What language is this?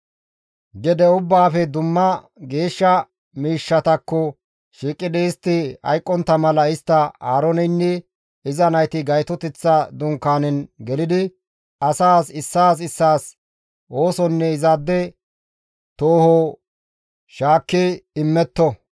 Gamo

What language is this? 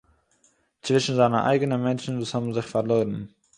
Yiddish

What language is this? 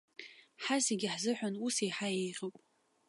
Abkhazian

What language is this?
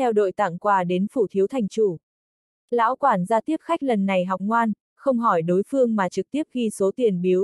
Vietnamese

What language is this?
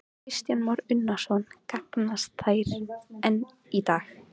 Icelandic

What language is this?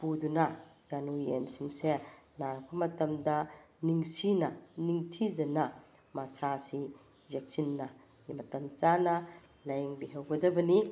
Manipuri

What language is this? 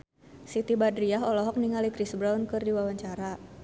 Sundanese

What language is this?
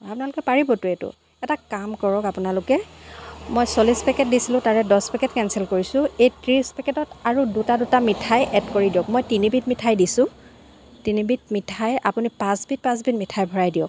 Assamese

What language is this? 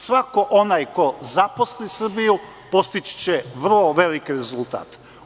Serbian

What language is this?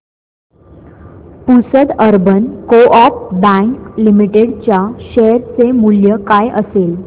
Marathi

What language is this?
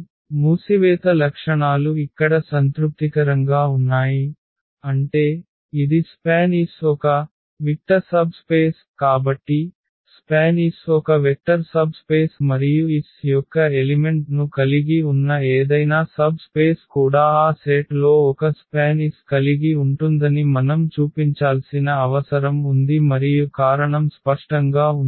Telugu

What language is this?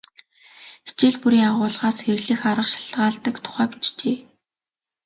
Mongolian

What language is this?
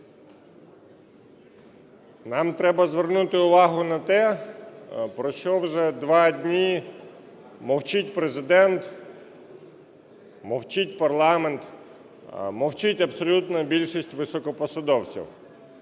Ukrainian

